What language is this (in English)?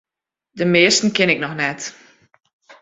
Western Frisian